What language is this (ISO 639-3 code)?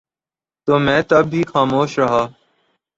urd